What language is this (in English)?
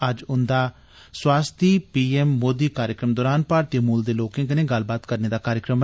Dogri